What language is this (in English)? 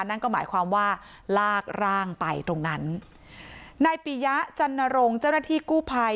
Thai